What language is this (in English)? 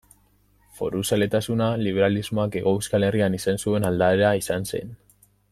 Basque